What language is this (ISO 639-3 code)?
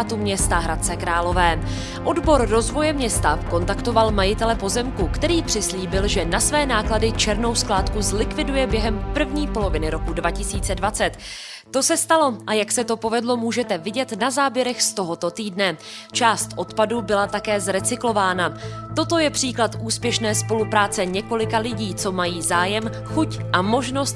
ces